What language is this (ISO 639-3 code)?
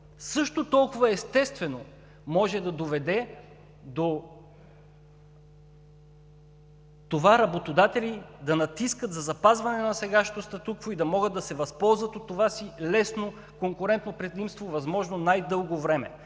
bul